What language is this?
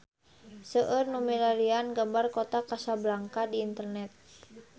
Sundanese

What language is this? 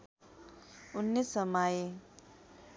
Nepali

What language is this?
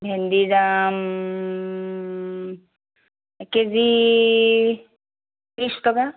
Assamese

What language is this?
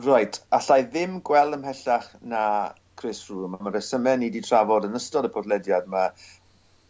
Welsh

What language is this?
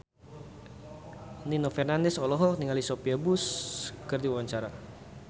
Sundanese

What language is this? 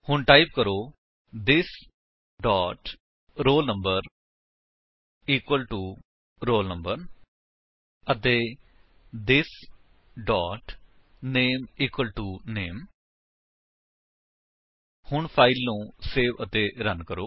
Punjabi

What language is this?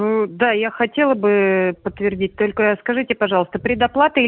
Russian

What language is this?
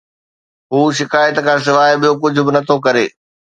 Sindhi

